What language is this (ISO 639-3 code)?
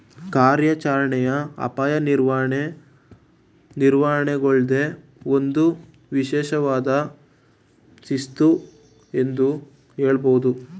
kan